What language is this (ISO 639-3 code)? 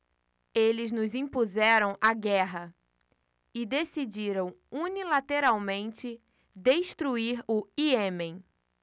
por